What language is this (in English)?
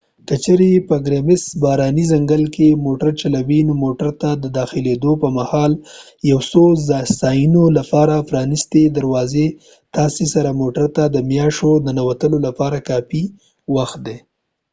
Pashto